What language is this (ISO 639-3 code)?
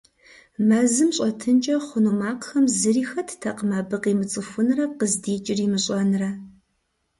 kbd